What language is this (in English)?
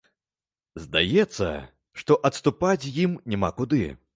Belarusian